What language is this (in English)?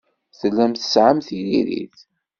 Kabyle